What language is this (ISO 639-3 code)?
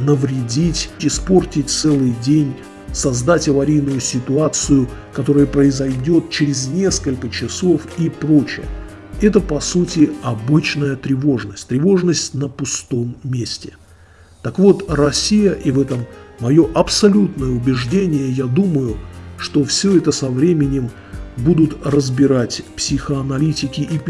rus